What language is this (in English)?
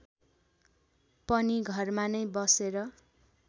Nepali